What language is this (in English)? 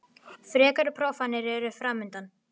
Icelandic